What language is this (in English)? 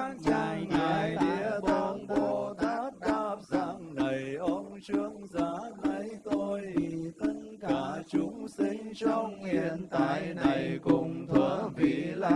Vietnamese